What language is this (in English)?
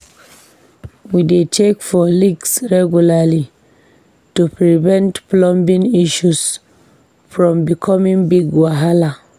Nigerian Pidgin